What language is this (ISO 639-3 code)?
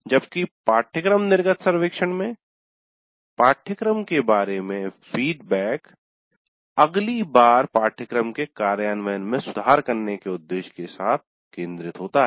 hin